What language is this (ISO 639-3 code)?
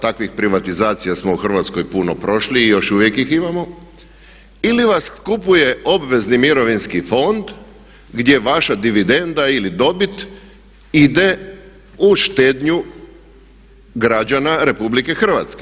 hrv